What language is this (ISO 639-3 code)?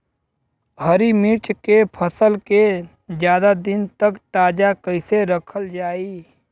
bho